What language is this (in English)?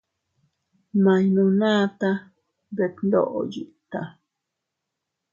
Teutila Cuicatec